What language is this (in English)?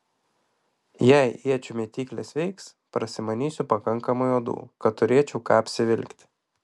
Lithuanian